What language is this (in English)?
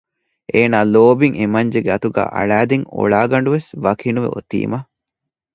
Divehi